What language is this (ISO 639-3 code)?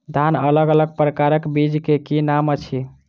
mai